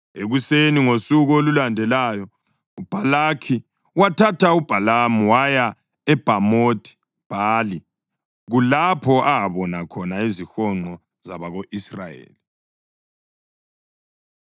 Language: North Ndebele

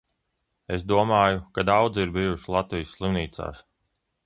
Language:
Latvian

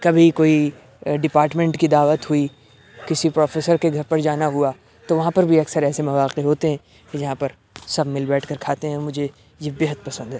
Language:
Urdu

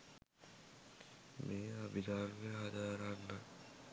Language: Sinhala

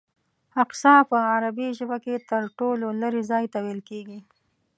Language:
Pashto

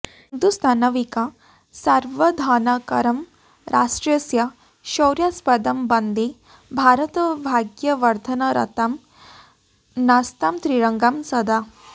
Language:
Sanskrit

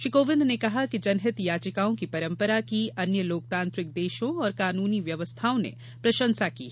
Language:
Hindi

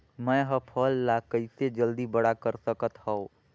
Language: Chhattisgarhi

